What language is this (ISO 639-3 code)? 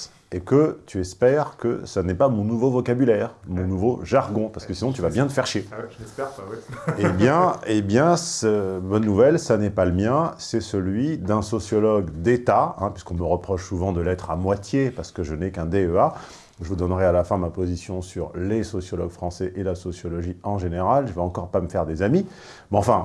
fra